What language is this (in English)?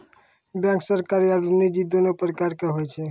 Maithili